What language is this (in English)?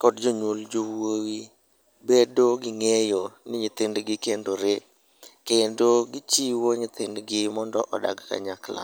Luo (Kenya and Tanzania)